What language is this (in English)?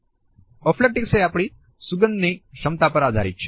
Gujarati